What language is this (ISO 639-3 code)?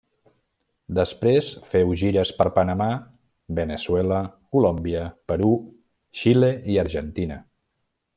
cat